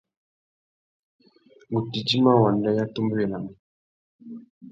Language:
Tuki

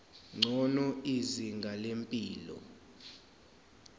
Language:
Zulu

